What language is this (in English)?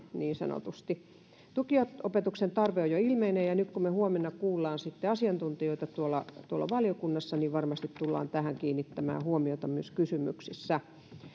Finnish